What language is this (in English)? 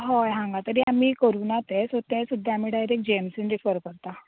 Konkani